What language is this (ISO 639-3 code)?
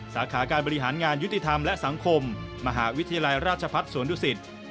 tha